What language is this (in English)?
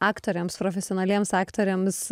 Lithuanian